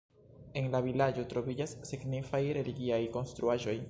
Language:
Esperanto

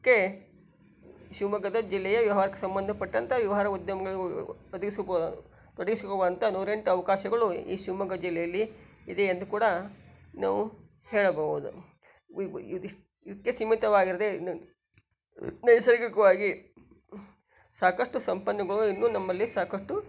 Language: Kannada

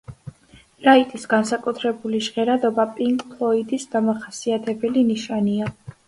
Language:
Georgian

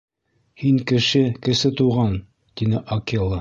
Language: Bashkir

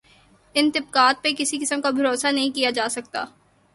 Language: Urdu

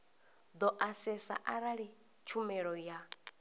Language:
Venda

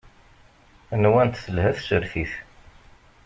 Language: Kabyle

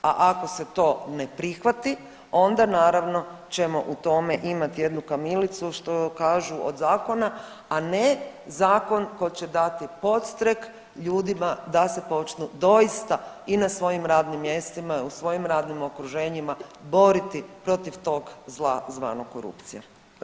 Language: Croatian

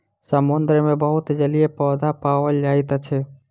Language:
Maithili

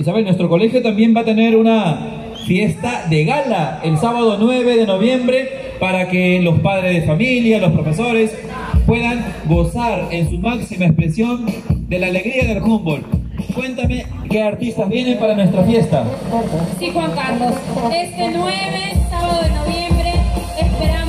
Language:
Spanish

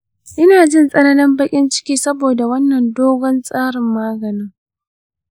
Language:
Hausa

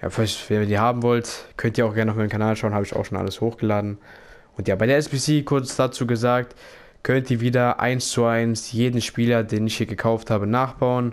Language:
German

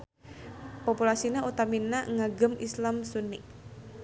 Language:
Sundanese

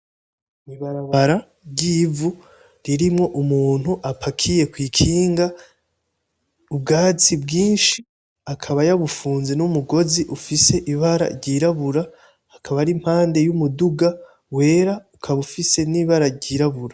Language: Rundi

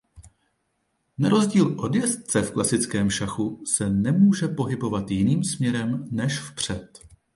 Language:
Czech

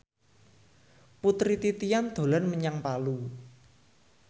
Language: Javanese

